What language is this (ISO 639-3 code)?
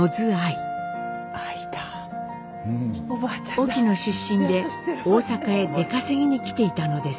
jpn